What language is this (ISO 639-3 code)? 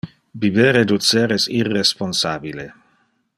ina